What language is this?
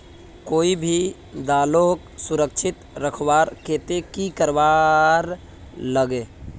Magahi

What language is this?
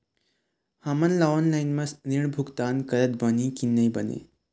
Chhattisgarhi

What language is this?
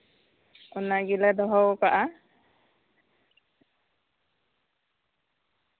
Santali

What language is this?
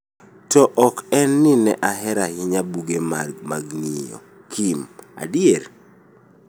Luo (Kenya and Tanzania)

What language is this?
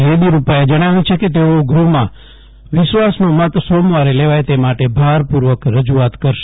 Gujarati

